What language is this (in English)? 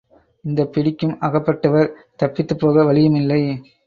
Tamil